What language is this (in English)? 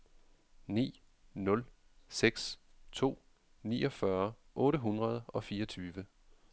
Danish